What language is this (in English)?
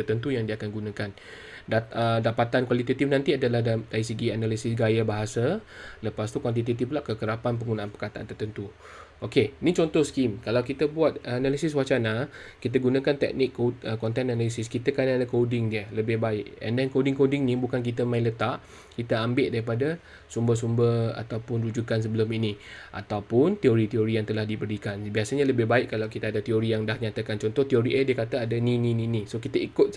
Malay